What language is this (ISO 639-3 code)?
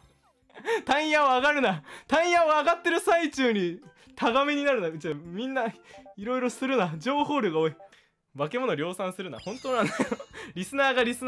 jpn